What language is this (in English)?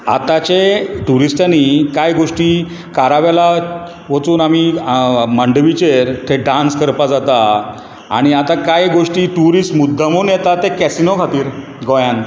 Konkani